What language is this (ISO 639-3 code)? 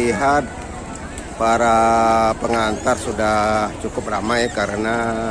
ind